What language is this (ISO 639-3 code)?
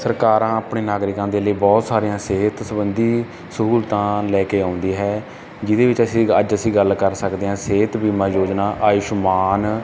pan